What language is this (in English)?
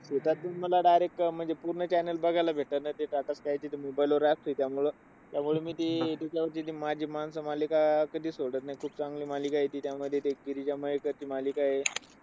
Marathi